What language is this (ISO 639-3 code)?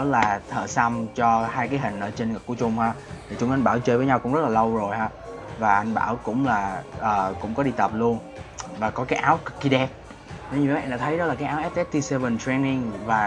vie